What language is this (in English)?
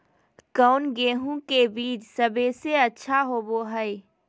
Magahi